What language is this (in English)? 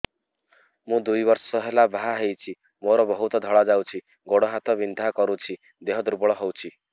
Odia